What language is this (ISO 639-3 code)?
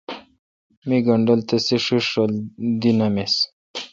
xka